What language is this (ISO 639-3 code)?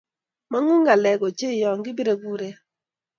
kln